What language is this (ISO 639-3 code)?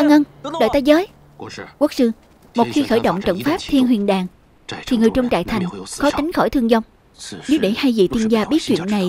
vie